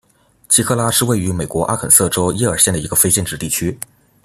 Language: Chinese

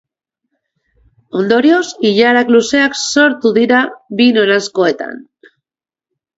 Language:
Basque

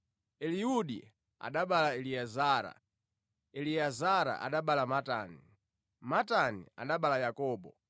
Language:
Nyanja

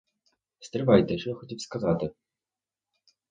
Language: Ukrainian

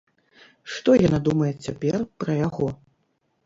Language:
Belarusian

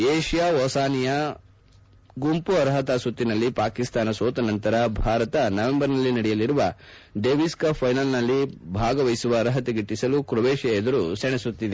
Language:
Kannada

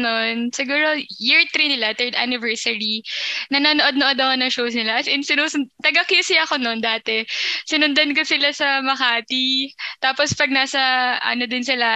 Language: Filipino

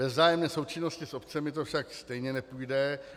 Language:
Czech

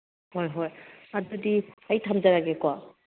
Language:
Manipuri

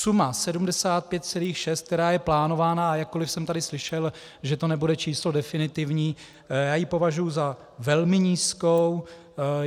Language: Czech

